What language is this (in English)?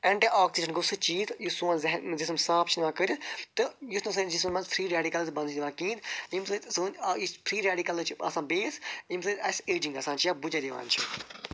Kashmiri